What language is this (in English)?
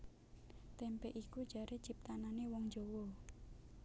Javanese